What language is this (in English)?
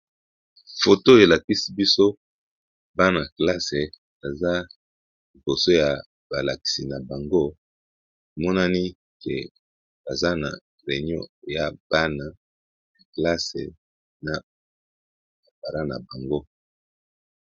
Lingala